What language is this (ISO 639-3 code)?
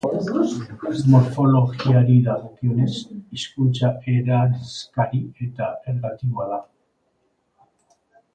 eus